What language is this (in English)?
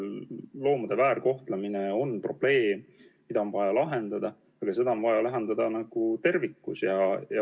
Estonian